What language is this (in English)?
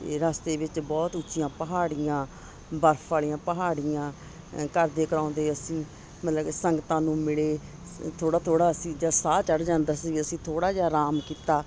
Punjabi